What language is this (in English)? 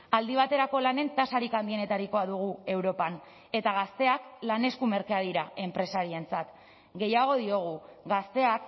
Basque